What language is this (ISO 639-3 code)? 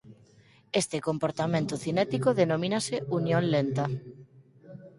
glg